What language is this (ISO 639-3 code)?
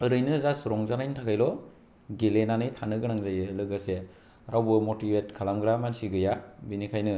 brx